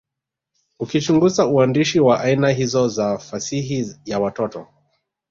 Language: Swahili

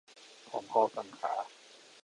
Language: Thai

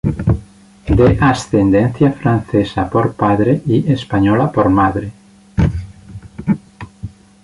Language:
Spanish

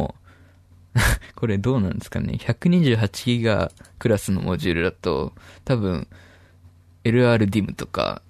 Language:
Japanese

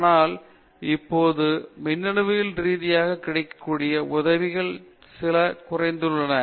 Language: Tamil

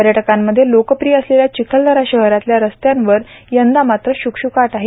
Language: Marathi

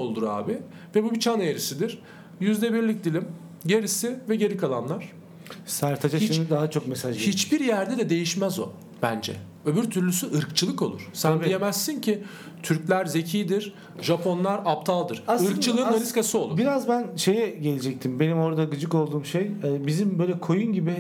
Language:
Turkish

